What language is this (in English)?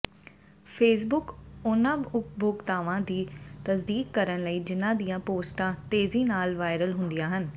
Punjabi